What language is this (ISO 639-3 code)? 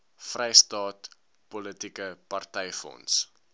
afr